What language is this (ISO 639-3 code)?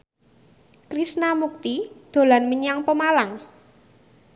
jav